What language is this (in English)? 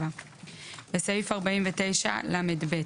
Hebrew